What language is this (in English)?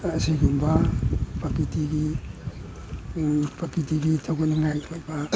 Manipuri